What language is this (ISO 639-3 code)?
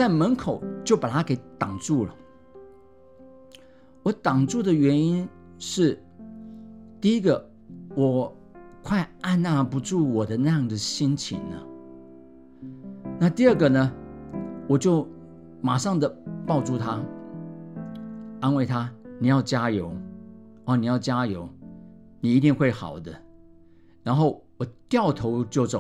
zho